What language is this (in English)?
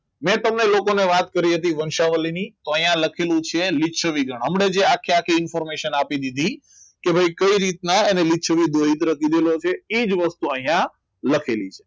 Gujarati